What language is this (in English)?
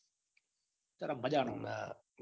Gujarati